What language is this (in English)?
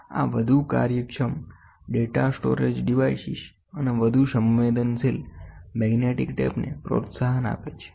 Gujarati